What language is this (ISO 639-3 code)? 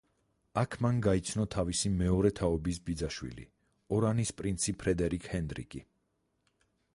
kat